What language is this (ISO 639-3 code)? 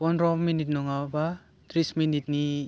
brx